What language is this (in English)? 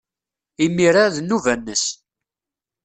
Kabyle